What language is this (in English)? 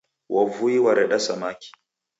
Taita